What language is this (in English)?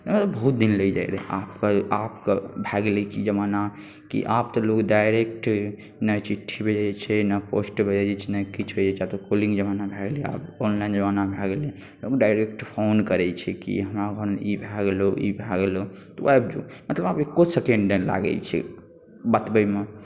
Maithili